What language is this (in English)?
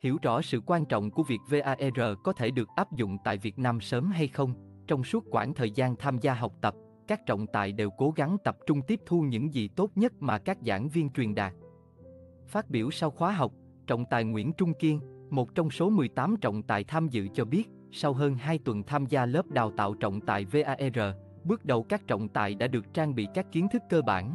Vietnamese